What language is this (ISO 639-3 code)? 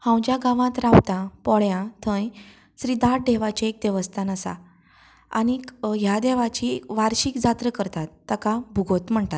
kok